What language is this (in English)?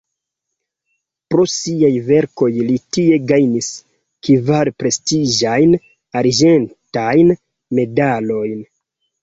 Esperanto